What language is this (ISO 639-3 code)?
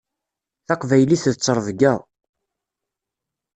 kab